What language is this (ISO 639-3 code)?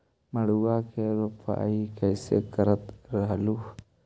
mag